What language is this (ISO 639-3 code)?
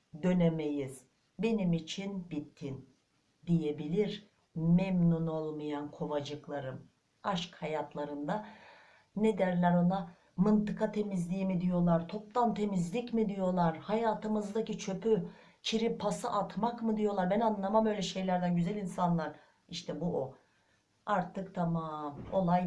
tur